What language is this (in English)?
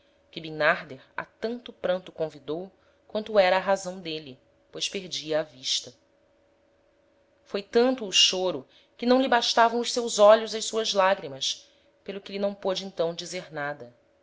Portuguese